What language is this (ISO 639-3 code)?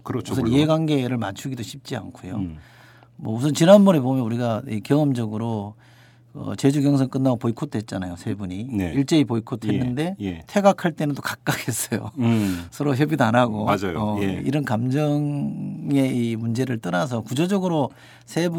kor